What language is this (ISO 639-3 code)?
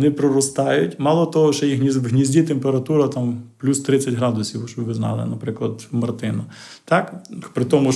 ukr